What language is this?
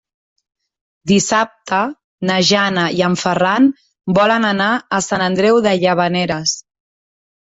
Catalan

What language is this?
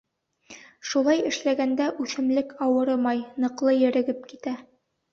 Bashkir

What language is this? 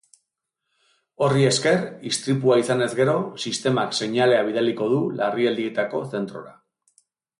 Basque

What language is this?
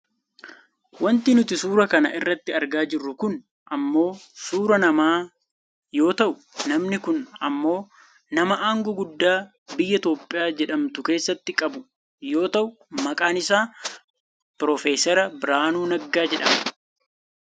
Oromo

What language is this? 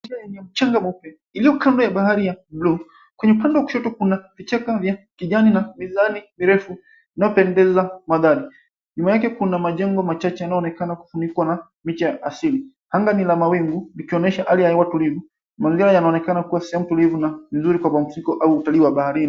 Swahili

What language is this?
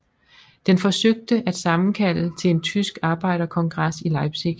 Danish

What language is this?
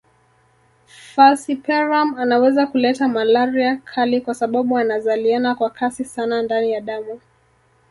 Swahili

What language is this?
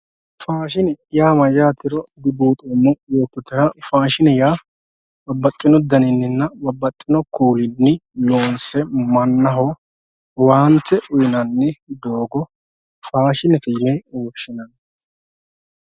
Sidamo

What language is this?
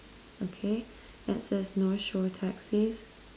English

